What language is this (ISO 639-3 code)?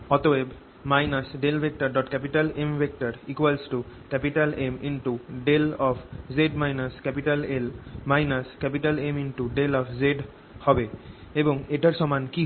ben